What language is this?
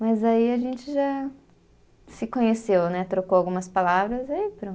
Portuguese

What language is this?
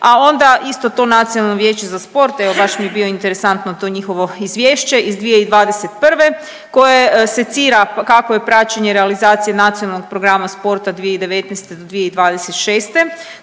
Croatian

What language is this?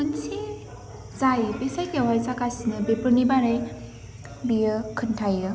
Bodo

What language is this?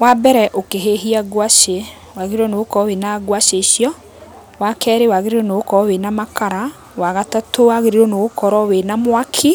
Kikuyu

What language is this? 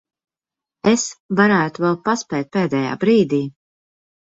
Latvian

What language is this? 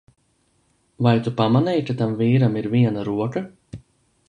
Latvian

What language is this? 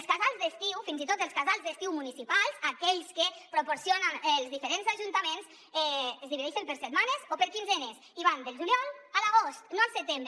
Catalan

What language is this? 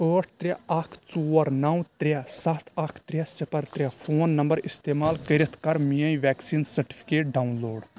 Kashmiri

